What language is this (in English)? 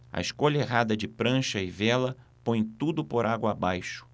Portuguese